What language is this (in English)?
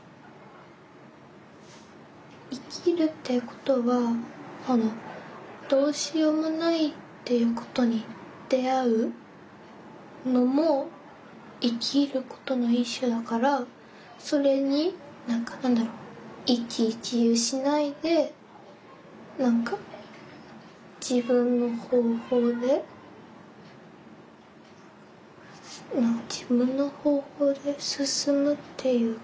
Japanese